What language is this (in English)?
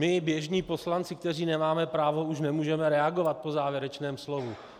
Czech